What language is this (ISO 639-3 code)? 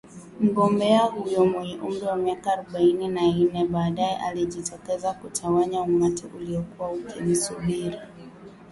swa